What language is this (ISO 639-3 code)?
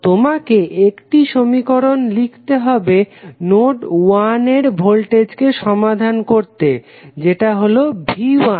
ben